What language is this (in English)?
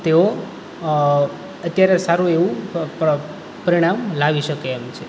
Gujarati